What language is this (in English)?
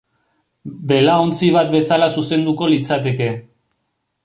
Basque